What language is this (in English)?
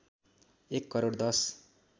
Nepali